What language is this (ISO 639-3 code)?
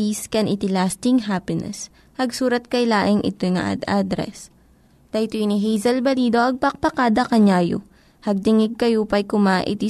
fil